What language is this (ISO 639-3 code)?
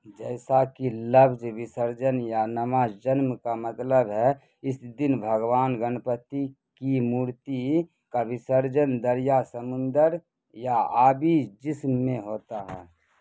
urd